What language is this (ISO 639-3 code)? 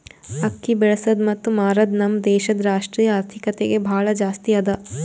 kan